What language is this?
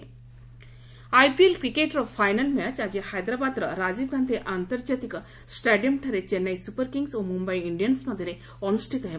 Odia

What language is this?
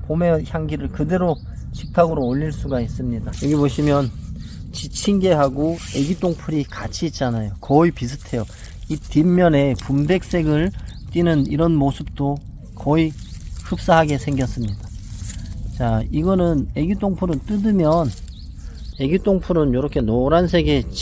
Korean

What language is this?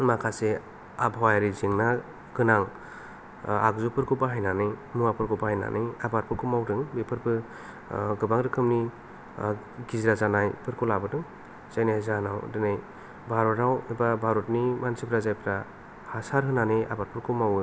Bodo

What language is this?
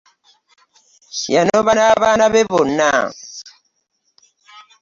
Ganda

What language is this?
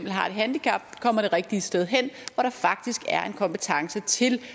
Danish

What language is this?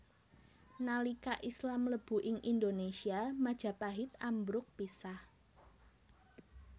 Javanese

